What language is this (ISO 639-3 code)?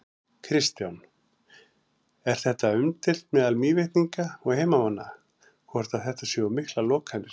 isl